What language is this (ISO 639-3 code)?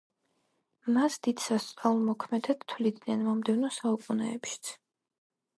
kat